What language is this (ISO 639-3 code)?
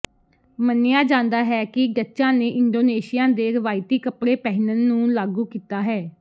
pan